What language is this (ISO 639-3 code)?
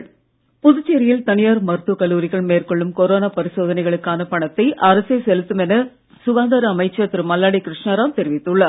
tam